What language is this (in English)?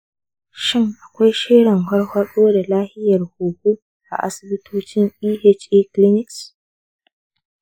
Hausa